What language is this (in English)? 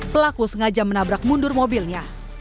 Indonesian